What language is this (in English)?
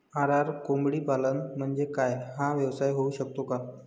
Marathi